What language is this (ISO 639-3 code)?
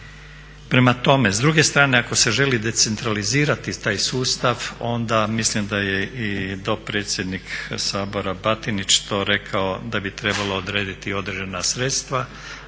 hrv